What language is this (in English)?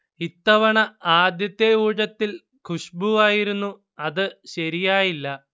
Malayalam